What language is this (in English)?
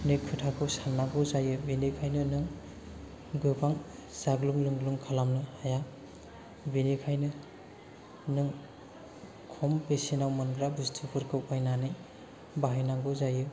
Bodo